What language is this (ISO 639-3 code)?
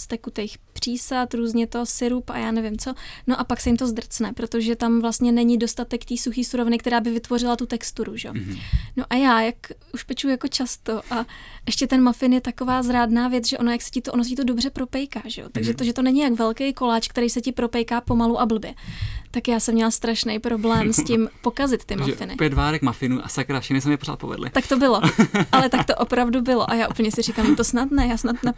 ces